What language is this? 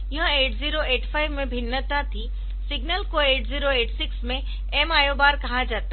Hindi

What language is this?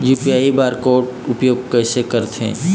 Chhattisgarhi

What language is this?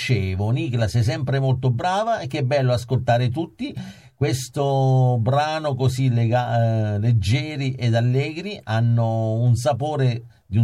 Italian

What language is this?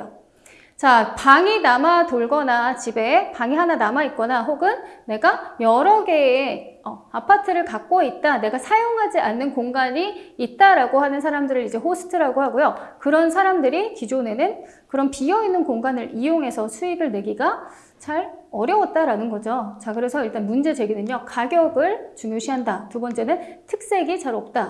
Korean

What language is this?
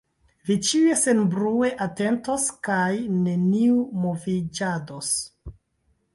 Esperanto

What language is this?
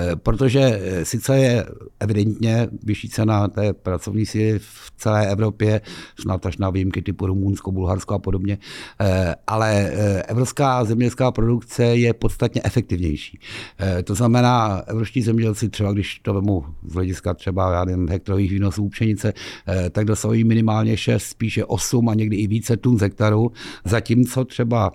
Czech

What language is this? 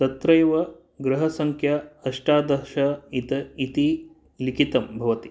Sanskrit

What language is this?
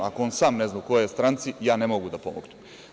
Serbian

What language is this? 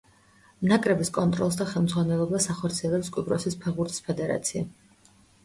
Georgian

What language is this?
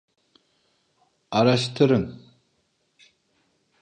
Turkish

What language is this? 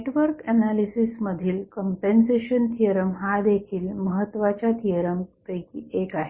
Marathi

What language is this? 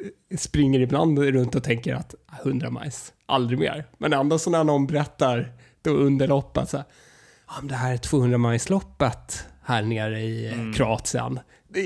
Swedish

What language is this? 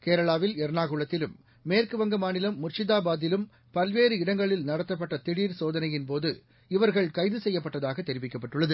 Tamil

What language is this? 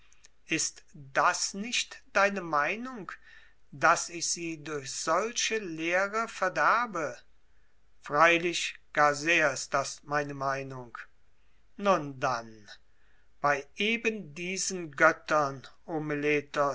German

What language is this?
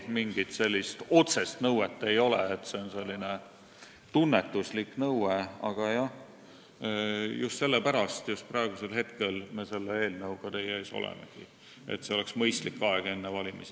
Estonian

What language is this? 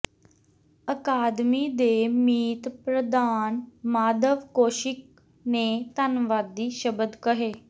Punjabi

